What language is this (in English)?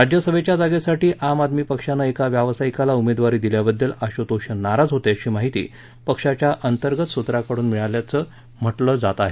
Marathi